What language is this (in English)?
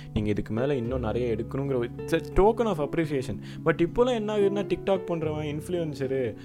Tamil